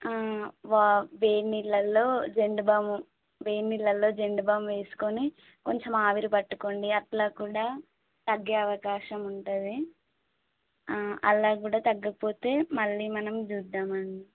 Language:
Telugu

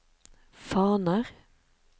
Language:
Norwegian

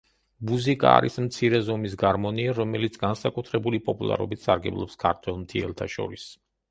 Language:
Georgian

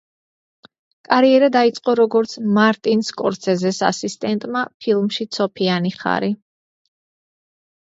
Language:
Georgian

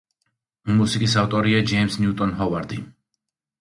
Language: Georgian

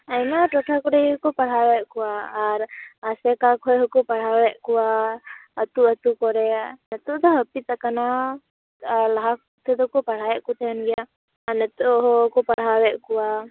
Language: Santali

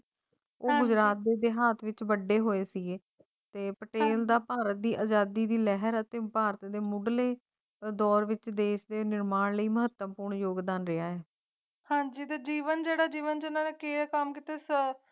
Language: Punjabi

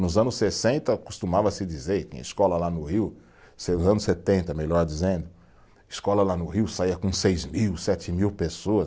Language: Portuguese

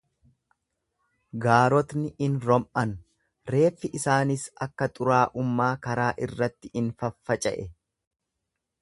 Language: Oromo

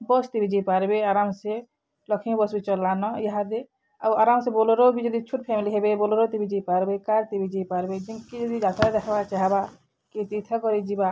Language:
Odia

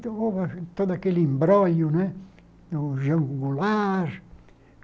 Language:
Portuguese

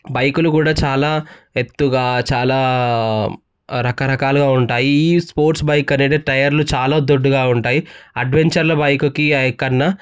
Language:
Telugu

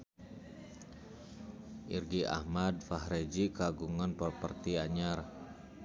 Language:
Sundanese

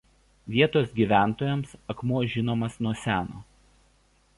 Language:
Lithuanian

